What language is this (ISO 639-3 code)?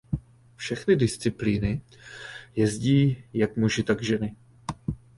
ces